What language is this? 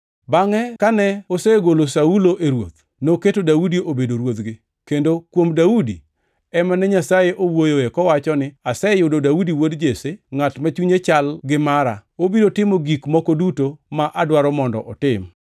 Luo (Kenya and Tanzania)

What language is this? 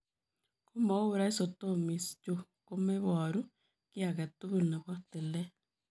Kalenjin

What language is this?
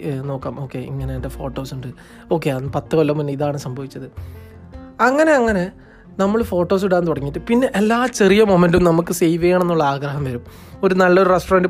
Malayalam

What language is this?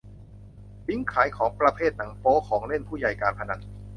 Thai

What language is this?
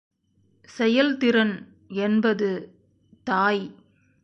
Tamil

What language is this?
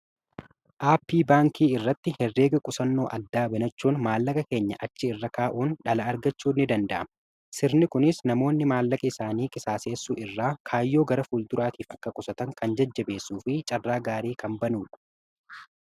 Oromo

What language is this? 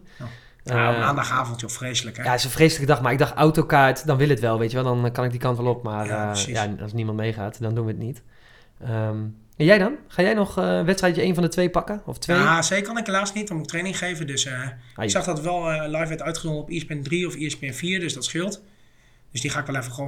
Dutch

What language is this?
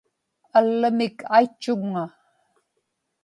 Inupiaq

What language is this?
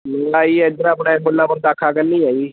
Punjabi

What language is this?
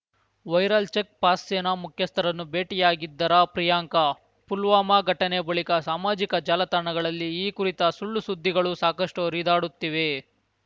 Kannada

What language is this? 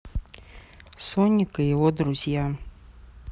Russian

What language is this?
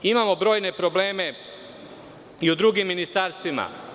Serbian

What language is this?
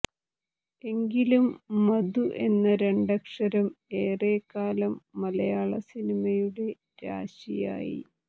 Malayalam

